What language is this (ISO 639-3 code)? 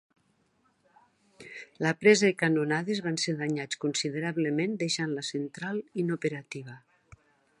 cat